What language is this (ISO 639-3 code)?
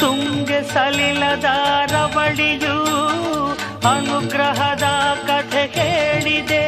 kan